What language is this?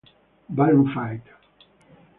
Spanish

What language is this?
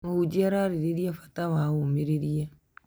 Kikuyu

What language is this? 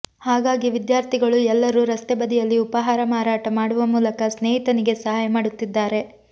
Kannada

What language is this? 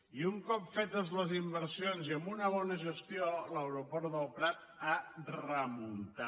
Catalan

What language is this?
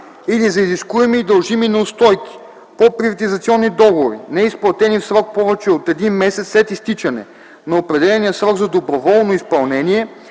Bulgarian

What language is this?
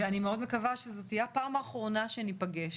Hebrew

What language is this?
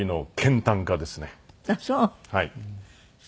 Japanese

